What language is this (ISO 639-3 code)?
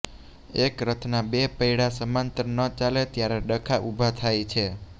guj